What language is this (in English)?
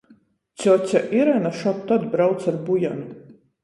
Latgalian